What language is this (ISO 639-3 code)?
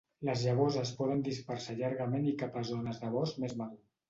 cat